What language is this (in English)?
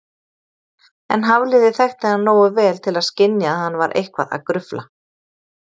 Icelandic